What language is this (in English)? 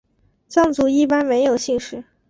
Chinese